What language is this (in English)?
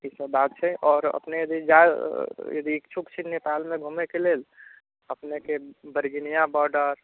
Maithili